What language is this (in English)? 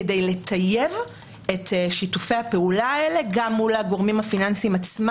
Hebrew